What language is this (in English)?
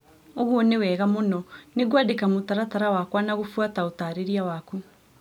Kikuyu